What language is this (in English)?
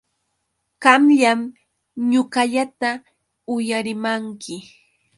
Yauyos Quechua